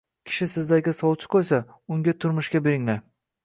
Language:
Uzbek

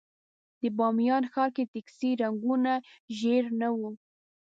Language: Pashto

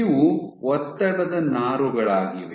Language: Kannada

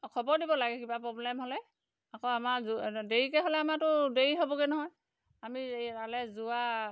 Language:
Assamese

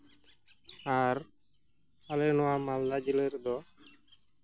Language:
Santali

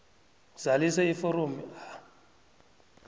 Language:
South Ndebele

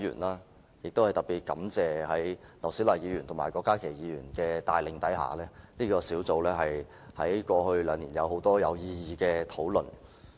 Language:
Cantonese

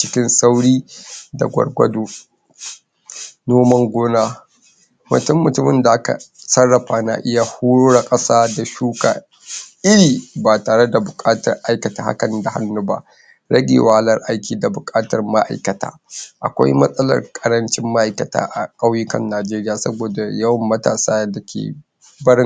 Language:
Hausa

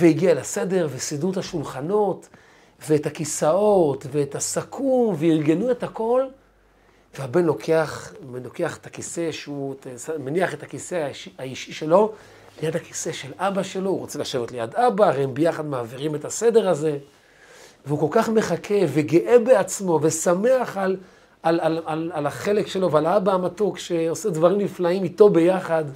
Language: Hebrew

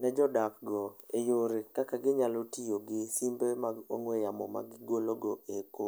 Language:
Luo (Kenya and Tanzania)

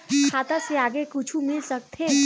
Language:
Chhattisgarhi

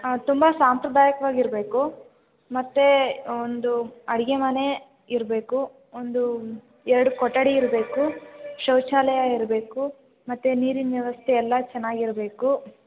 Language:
Kannada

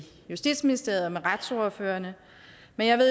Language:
Danish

